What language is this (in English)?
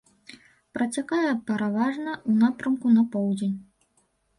Belarusian